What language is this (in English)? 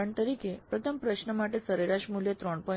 Gujarati